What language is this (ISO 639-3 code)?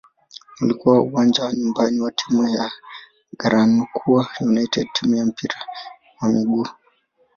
swa